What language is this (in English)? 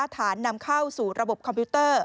Thai